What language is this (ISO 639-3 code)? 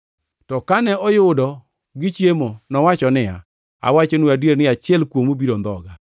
luo